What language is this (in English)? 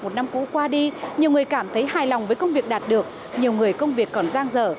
Vietnamese